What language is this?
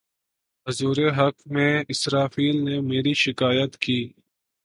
Urdu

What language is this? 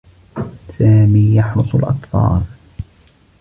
Arabic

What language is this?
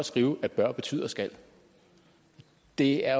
Danish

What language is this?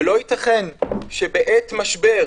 Hebrew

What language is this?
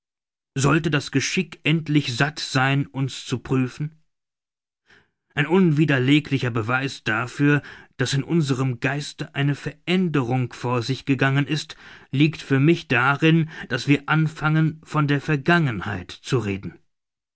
German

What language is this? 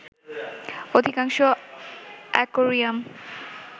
Bangla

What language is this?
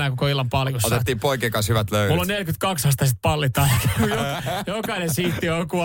Finnish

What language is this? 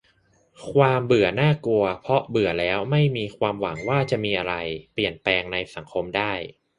Thai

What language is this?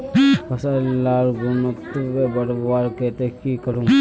Magahi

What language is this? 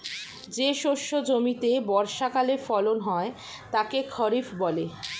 Bangla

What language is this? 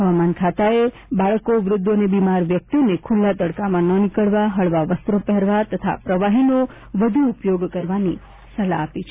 Gujarati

